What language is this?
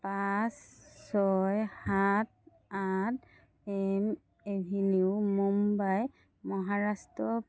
Assamese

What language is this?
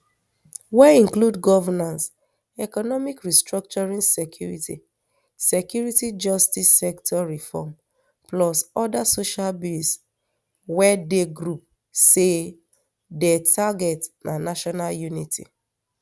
Nigerian Pidgin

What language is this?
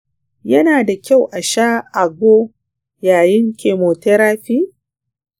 Hausa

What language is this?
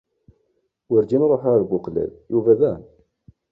Kabyle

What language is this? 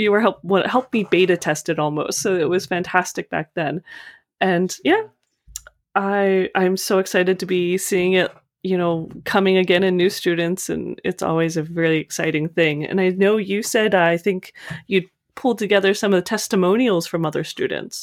English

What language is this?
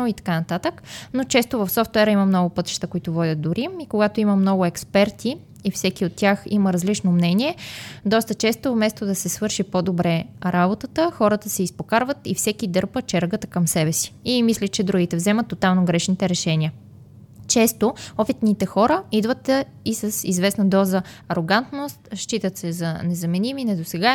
Bulgarian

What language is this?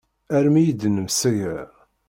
Kabyle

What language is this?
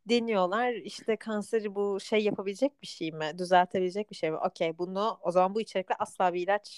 Turkish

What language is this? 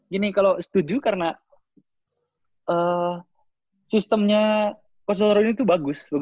Indonesian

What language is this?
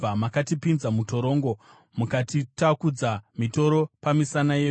Shona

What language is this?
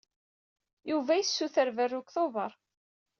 Kabyle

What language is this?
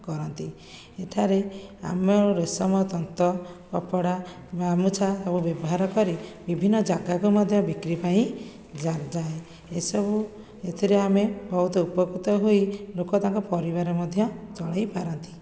Odia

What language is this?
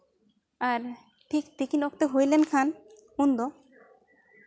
Santali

